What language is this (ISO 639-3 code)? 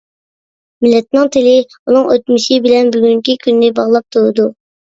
uig